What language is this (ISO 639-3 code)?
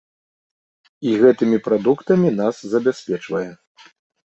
bel